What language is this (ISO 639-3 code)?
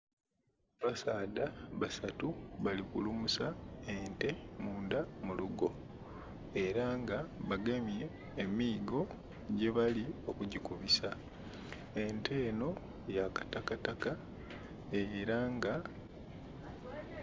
xog